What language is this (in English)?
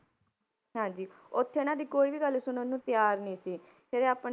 Punjabi